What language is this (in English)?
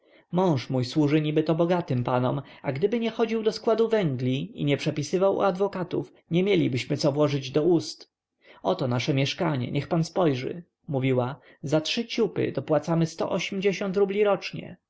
Polish